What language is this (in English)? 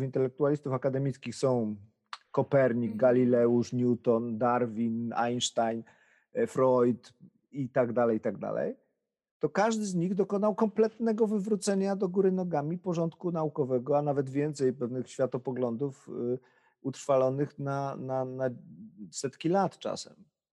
Polish